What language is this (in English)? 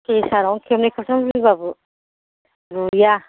Bodo